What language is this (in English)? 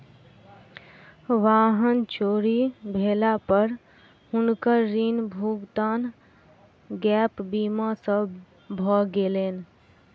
Maithili